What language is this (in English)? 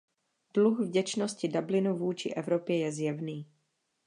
Czech